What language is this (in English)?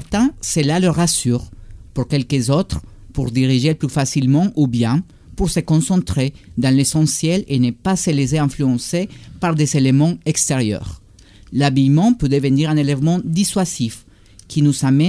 French